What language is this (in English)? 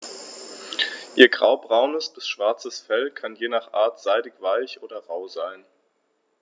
German